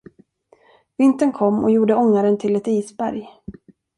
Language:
Swedish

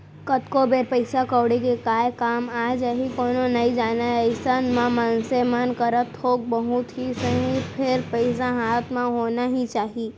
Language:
Chhattisgarhi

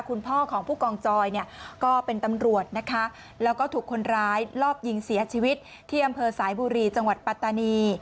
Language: Thai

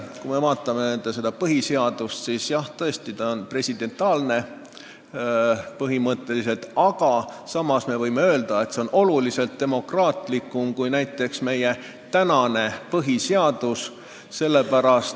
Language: Estonian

